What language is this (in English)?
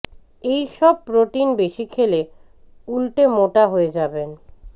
Bangla